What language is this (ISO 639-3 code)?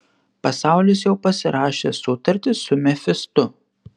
lit